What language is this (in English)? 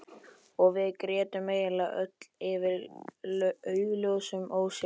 Icelandic